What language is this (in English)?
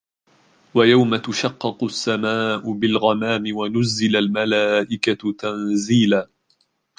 Arabic